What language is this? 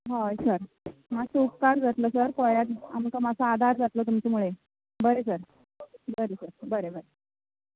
Konkani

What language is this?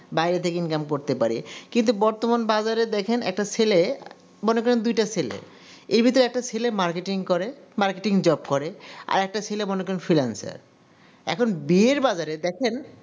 Bangla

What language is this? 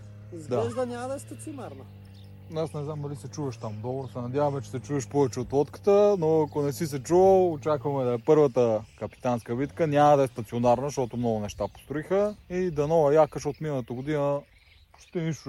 Bulgarian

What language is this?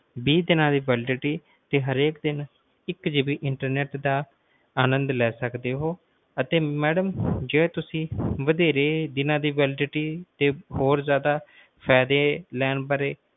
Punjabi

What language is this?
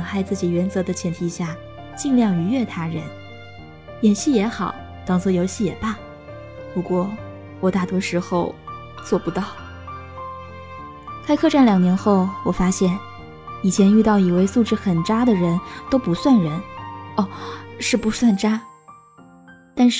Chinese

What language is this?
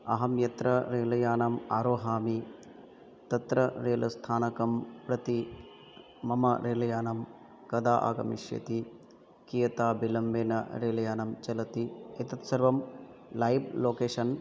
Sanskrit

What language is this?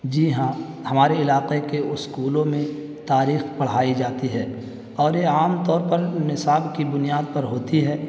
Urdu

